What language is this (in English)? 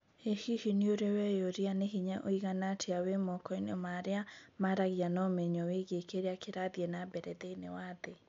Kikuyu